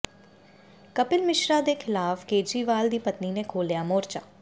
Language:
Punjabi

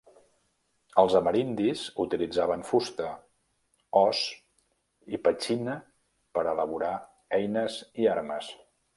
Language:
Catalan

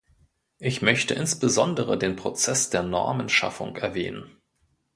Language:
German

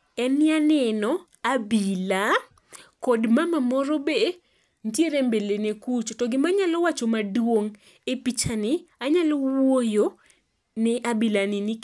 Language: Luo (Kenya and Tanzania)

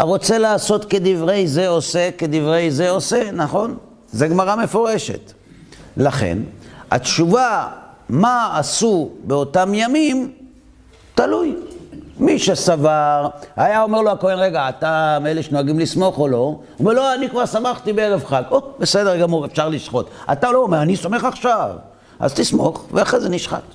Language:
Hebrew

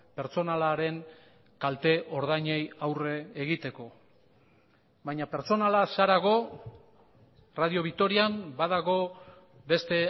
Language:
Basque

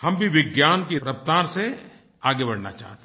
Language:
Hindi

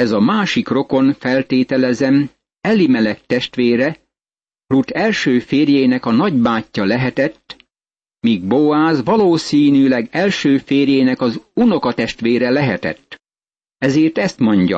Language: Hungarian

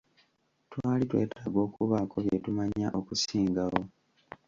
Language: Ganda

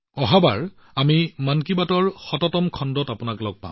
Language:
Assamese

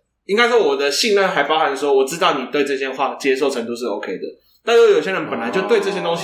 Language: Chinese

